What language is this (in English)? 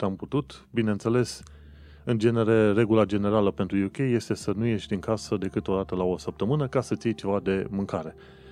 Romanian